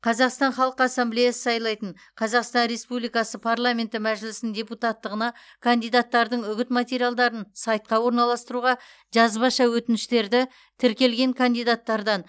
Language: Kazakh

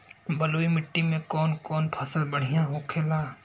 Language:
Bhojpuri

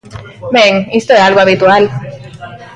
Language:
Galician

